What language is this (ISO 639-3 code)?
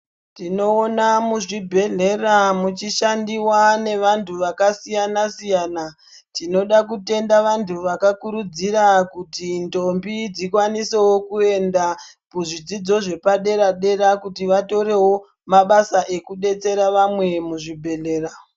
ndc